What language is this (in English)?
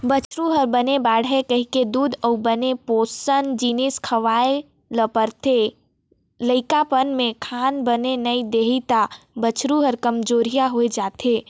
Chhattisgarhi